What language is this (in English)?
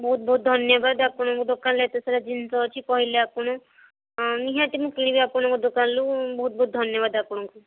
Odia